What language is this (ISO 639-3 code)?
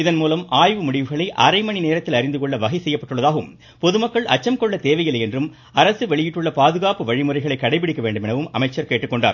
tam